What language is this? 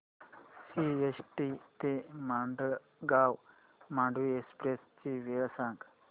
Marathi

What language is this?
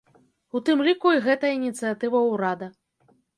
Belarusian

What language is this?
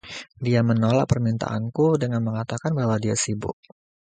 Indonesian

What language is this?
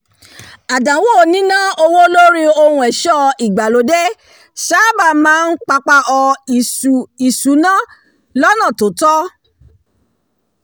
Yoruba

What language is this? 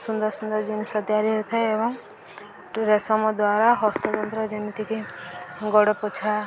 Odia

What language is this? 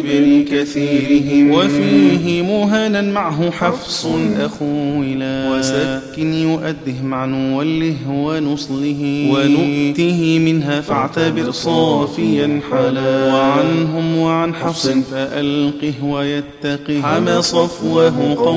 Arabic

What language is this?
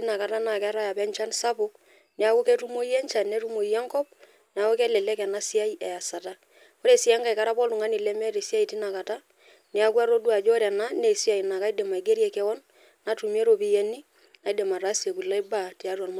Masai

